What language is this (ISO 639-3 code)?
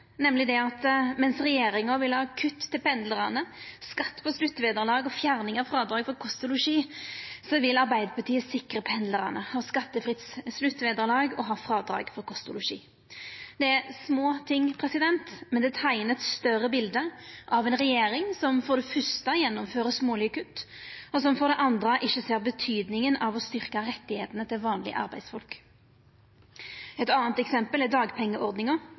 nno